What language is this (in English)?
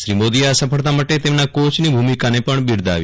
Gujarati